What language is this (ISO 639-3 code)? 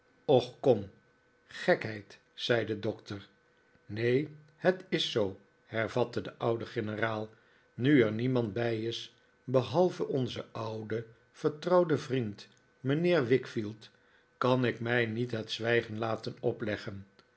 nld